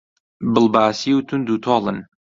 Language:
Central Kurdish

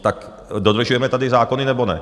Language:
Czech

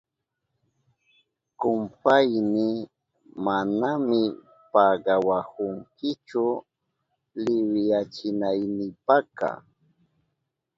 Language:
Southern Pastaza Quechua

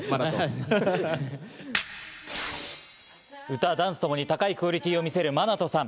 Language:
Japanese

